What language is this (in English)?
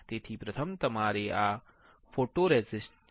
Gujarati